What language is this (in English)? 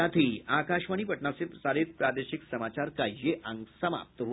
Hindi